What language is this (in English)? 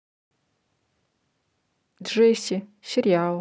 Russian